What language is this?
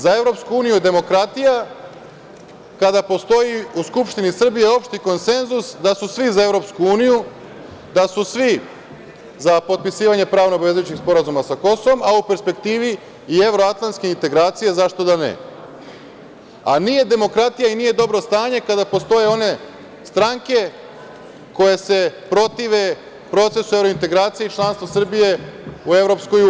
Serbian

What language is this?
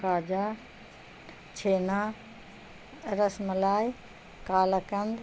Urdu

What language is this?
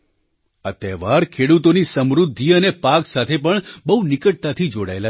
Gujarati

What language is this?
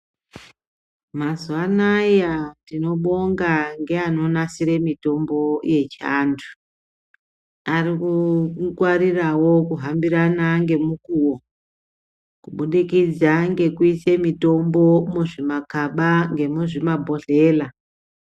Ndau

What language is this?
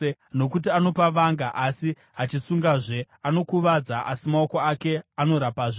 Shona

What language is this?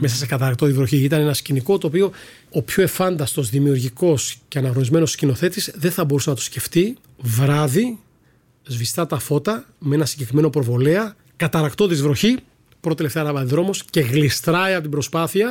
Greek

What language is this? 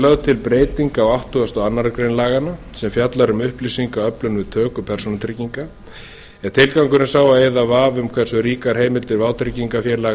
Icelandic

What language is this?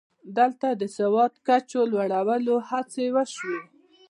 Pashto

